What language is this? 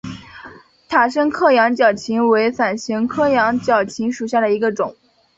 Chinese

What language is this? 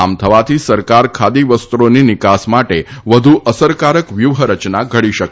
Gujarati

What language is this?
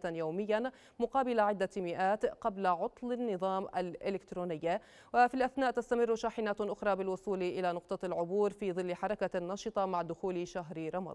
Arabic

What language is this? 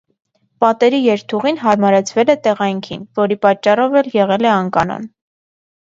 Armenian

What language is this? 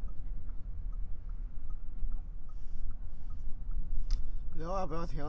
Chinese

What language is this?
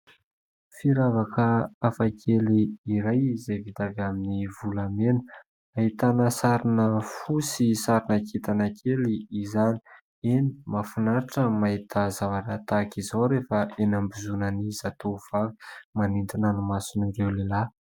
Malagasy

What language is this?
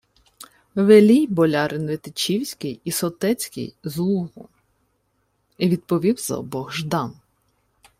Ukrainian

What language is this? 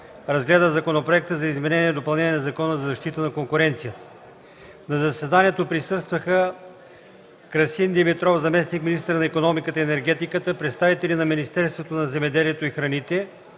Bulgarian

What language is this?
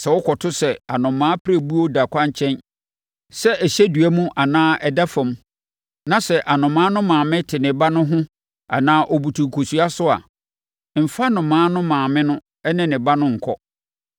Akan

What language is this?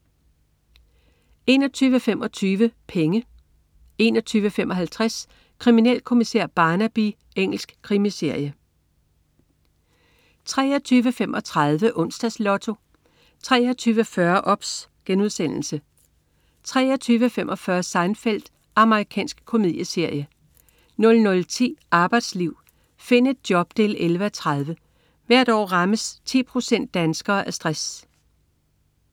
Danish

